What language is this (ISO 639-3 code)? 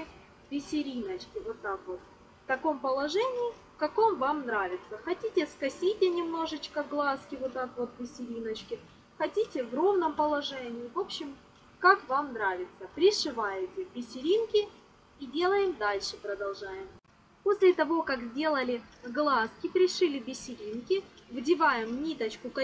rus